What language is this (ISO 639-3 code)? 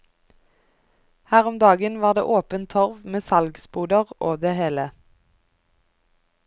nor